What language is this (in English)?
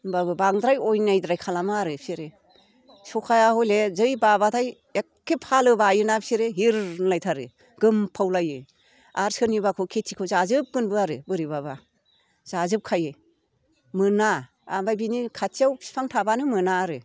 Bodo